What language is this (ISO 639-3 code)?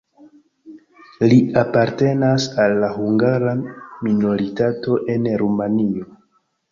epo